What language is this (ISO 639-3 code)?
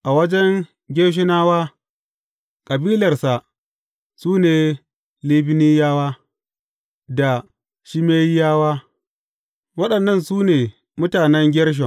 hau